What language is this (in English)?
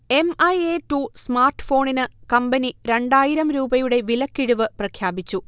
Malayalam